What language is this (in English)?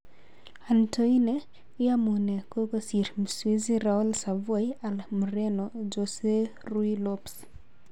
Kalenjin